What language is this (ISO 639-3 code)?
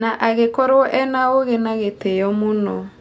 kik